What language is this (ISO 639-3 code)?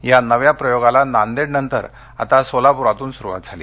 mar